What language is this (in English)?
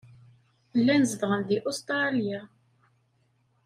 Kabyle